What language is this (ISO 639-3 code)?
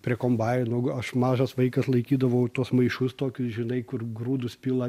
lit